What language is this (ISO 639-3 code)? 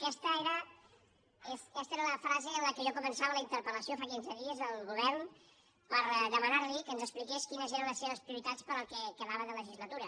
cat